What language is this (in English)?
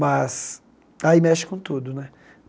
Portuguese